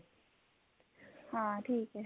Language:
Punjabi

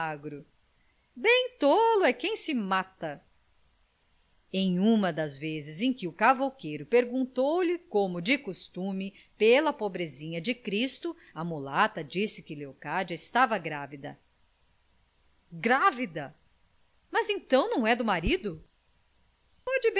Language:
Portuguese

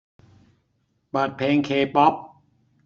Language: Thai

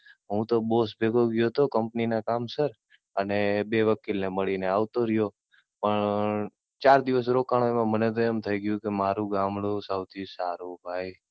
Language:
Gujarati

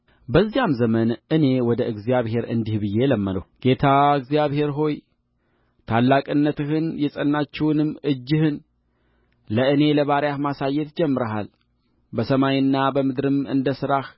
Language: Amharic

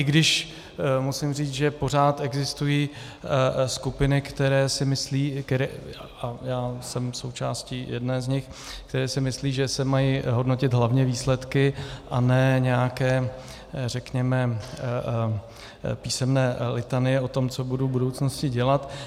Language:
Czech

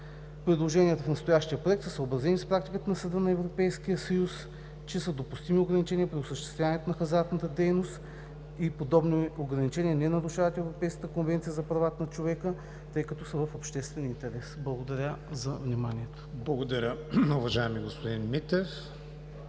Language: Bulgarian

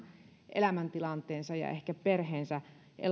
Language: Finnish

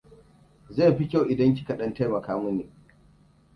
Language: Hausa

